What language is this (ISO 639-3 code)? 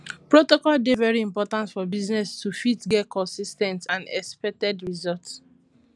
pcm